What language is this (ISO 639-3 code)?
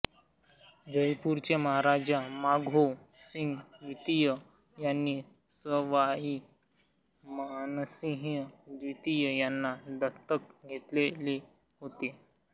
mar